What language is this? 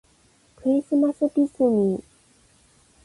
Japanese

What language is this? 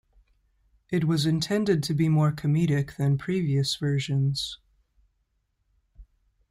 English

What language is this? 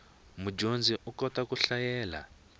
Tsonga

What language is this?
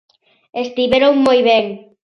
Galician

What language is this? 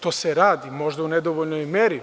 Serbian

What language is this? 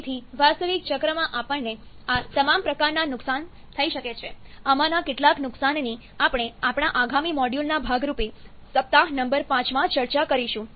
Gujarati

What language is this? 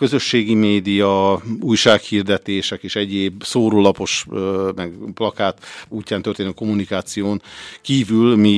Hungarian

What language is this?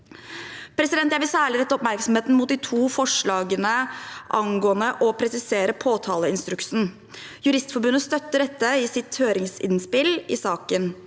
Norwegian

